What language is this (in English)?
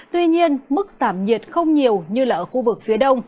Vietnamese